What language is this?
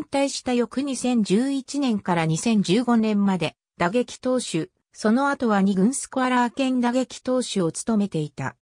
Japanese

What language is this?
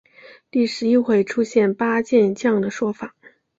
Chinese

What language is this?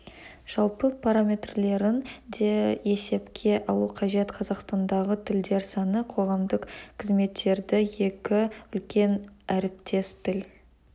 Kazakh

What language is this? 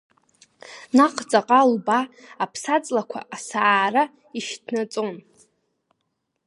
Abkhazian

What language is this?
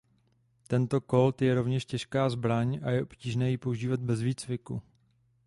Czech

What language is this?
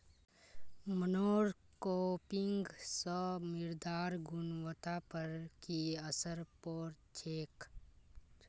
Magahi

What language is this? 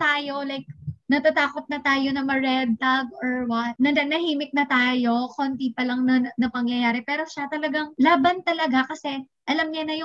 Filipino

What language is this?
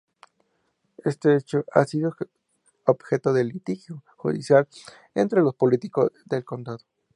Spanish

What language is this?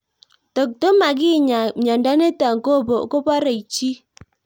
Kalenjin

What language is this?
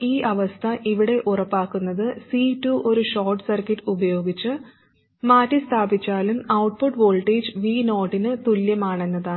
Malayalam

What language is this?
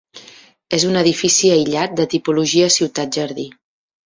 Catalan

